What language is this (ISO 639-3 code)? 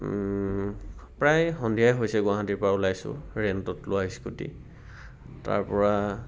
asm